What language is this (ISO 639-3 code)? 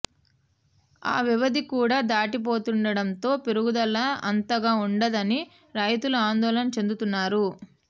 tel